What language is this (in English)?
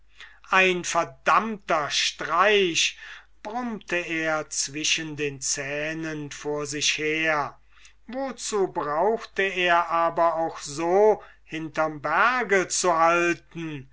German